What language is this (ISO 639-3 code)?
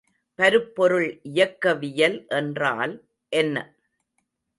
tam